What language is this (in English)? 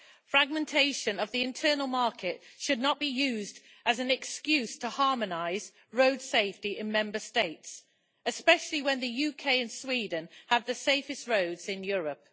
English